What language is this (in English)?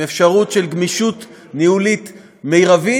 Hebrew